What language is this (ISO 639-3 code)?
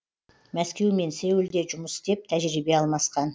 kaz